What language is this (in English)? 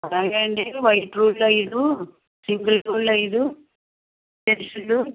Telugu